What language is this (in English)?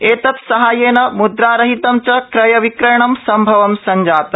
Sanskrit